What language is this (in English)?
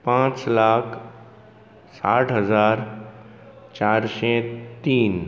Konkani